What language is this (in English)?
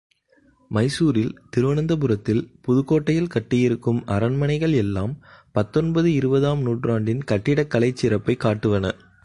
Tamil